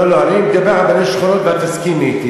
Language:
Hebrew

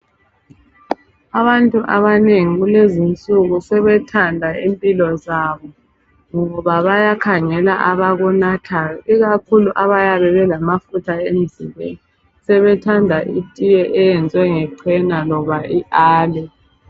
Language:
North Ndebele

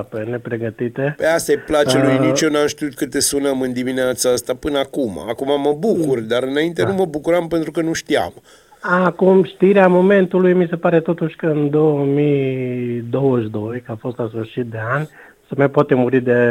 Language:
Romanian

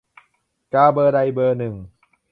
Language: Thai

